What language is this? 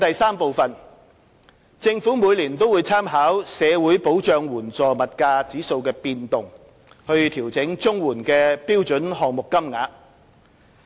Cantonese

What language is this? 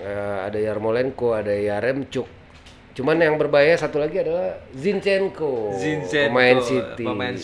Indonesian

